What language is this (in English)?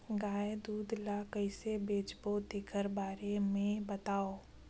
Chhattisgarhi